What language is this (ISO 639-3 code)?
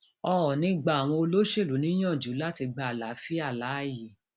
yor